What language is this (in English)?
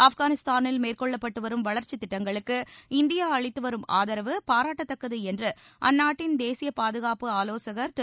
Tamil